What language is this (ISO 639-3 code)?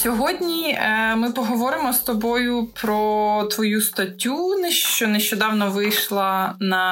ukr